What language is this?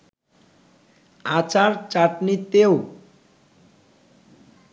Bangla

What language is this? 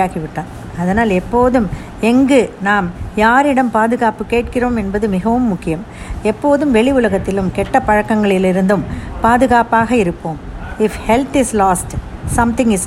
Tamil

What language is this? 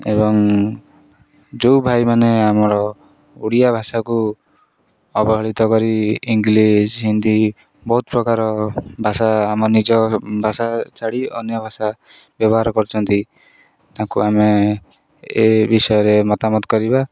Odia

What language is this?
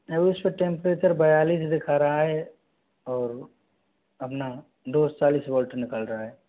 Hindi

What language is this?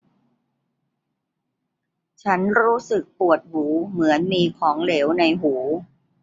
Thai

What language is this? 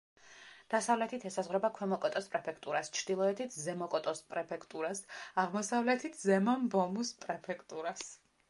Georgian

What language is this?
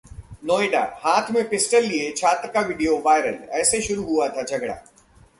Hindi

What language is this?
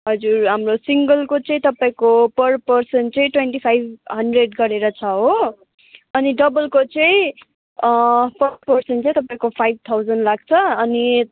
Nepali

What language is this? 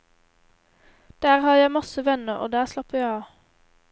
Norwegian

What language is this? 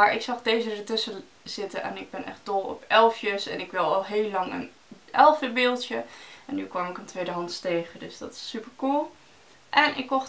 Dutch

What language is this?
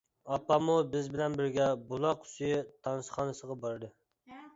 Uyghur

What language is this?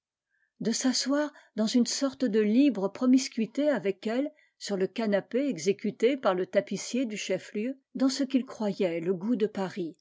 French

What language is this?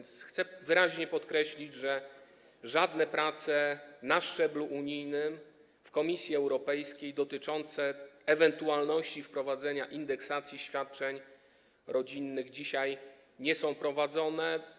Polish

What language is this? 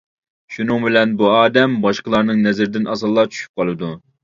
Uyghur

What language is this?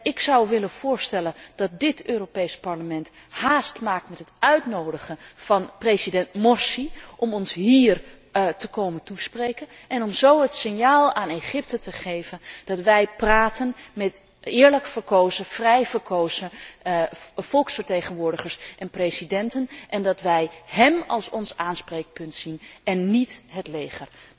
Dutch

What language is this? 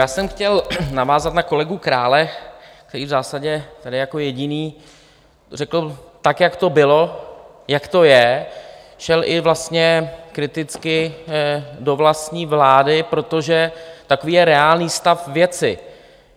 Czech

